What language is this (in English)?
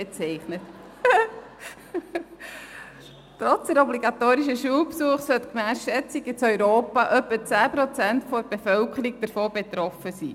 Swiss German